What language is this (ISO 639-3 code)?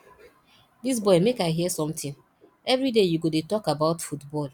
pcm